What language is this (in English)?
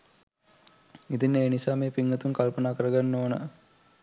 Sinhala